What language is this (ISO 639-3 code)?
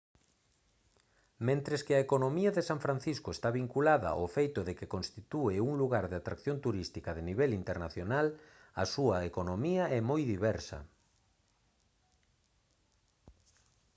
glg